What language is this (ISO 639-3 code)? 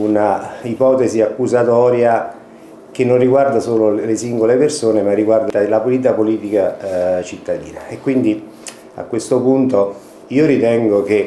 ita